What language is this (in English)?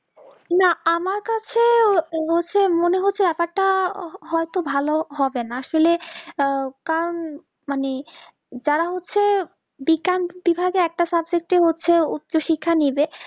Bangla